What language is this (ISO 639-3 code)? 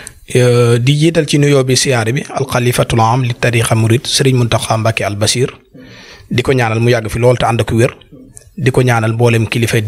ara